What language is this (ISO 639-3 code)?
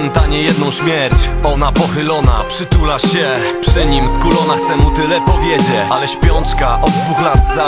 pol